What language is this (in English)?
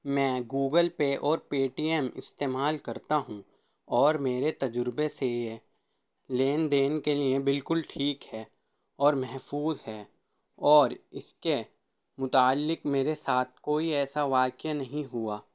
Urdu